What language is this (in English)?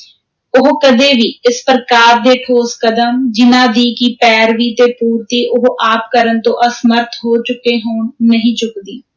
Punjabi